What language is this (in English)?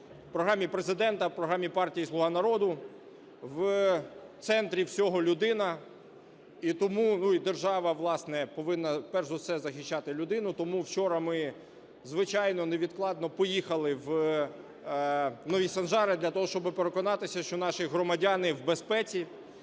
Ukrainian